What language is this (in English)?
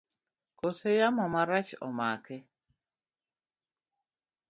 Luo (Kenya and Tanzania)